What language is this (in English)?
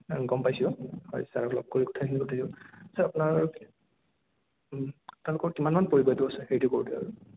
Assamese